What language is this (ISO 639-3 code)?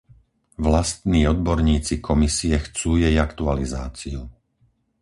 slk